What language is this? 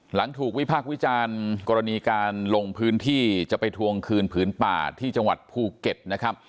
Thai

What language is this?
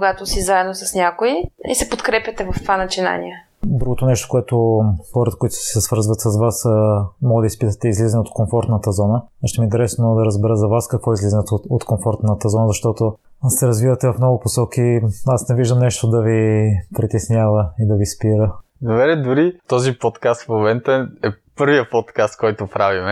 Bulgarian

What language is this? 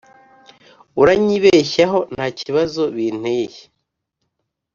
Kinyarwanda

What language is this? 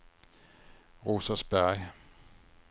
Swedish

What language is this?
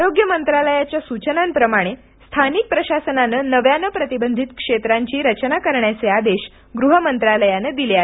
Marathi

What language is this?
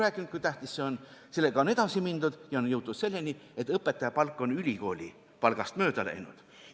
Estonian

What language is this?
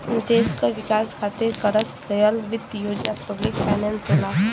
Bhojpuri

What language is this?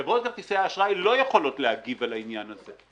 Hebrew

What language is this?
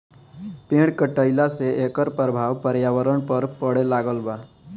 Bhojpuri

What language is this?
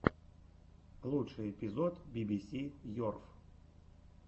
Russian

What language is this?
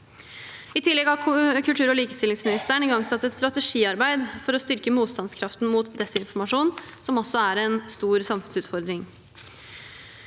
Norwegian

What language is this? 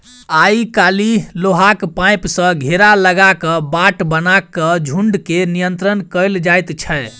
Maithili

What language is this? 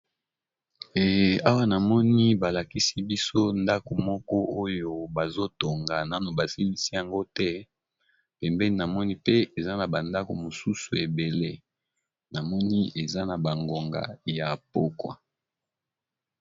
Lingala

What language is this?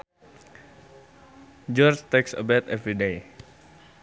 Sundanese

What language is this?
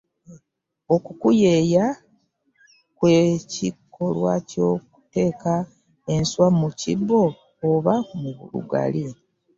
Ganda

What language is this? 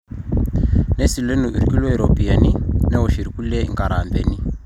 Masai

